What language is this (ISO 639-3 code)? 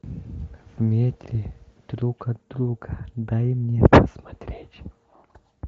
rus